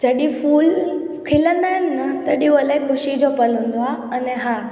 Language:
Sindhi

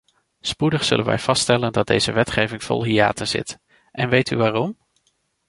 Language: Dutch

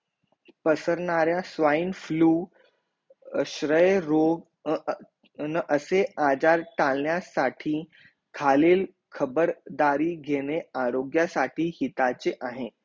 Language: Marathi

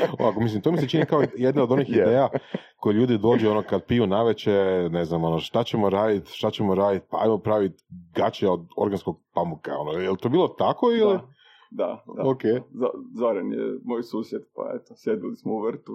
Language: Croatian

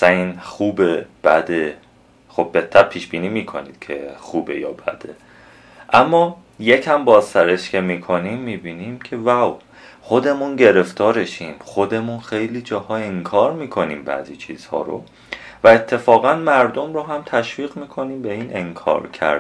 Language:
Persian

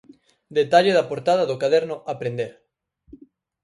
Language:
Galician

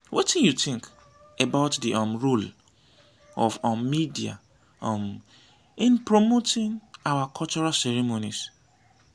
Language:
Nigerian Pidgin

